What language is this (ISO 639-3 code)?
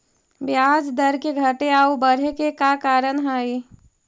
mag